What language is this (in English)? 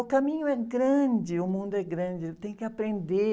Portuguese